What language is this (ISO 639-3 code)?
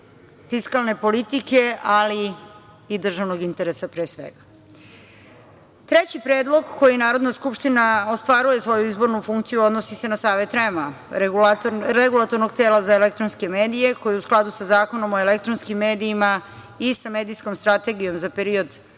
srp